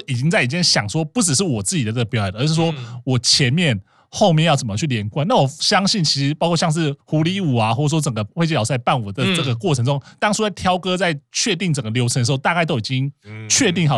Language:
Chinese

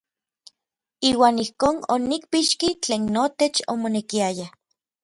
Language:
Orizaba Nahuatl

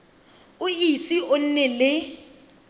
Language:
Tswana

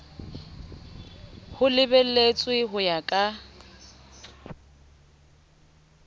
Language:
Southern Sotho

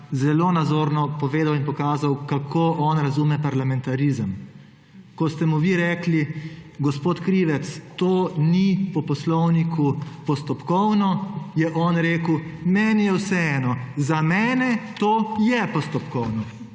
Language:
Slovenian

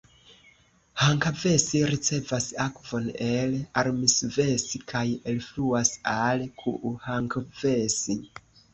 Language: Esperanto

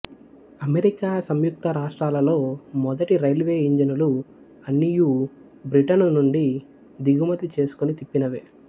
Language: Telugu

